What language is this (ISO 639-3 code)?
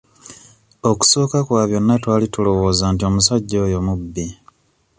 lug